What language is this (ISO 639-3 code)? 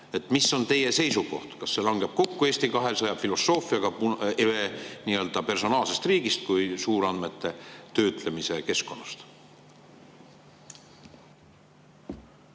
est